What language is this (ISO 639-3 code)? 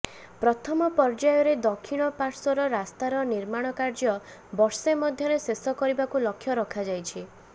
ori